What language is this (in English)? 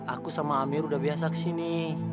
Indonesian